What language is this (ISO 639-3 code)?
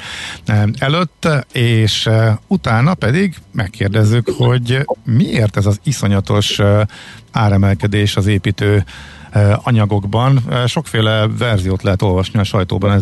hun